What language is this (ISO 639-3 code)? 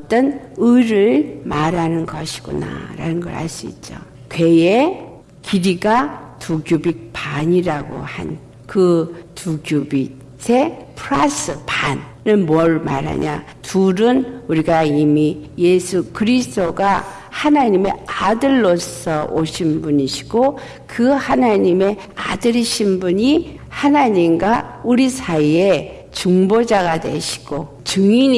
kor